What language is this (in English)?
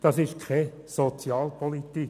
Swiss German